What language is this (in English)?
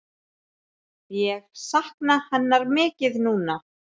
Icelandic